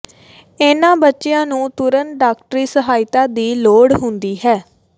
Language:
Punjabi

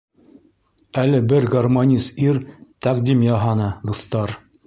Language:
Bashkir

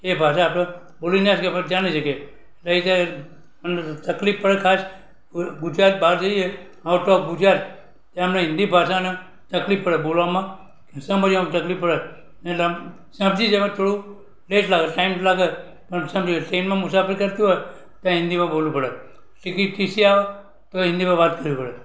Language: Gujarati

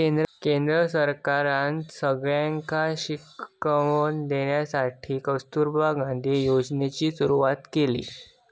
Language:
Marathi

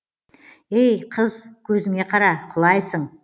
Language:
Kazakh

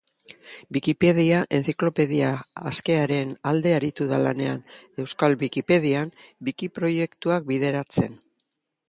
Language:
Basque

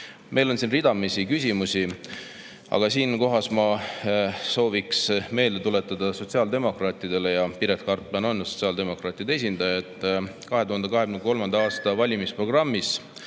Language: Estonian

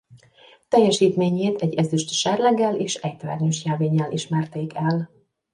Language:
Hungarian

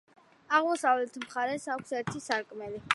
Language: Georgian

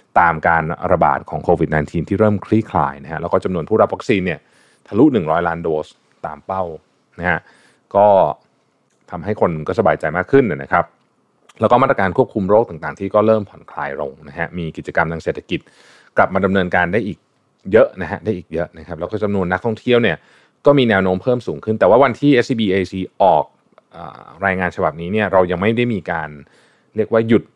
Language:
Thai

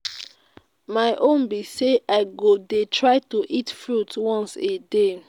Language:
Nigerian Pidgin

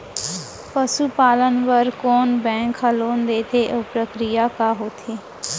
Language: Chhattisgarhi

